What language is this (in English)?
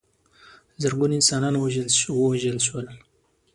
Pashto